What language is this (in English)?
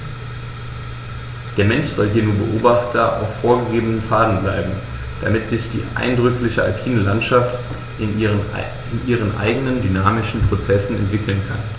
German